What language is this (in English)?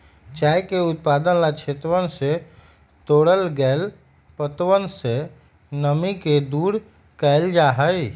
Magahi